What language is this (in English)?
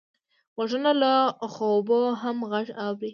Pashto